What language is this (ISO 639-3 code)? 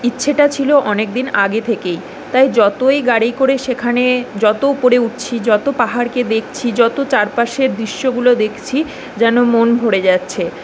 ben